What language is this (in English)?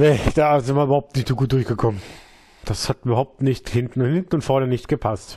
German